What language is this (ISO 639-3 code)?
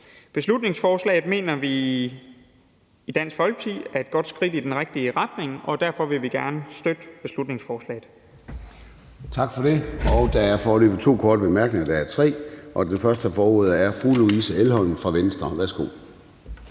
dan